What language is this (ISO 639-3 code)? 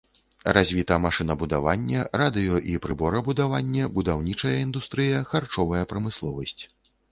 bel